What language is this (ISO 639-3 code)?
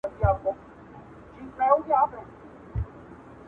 pus